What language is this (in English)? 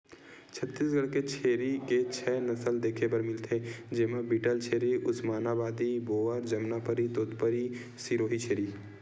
Chhattisgarhi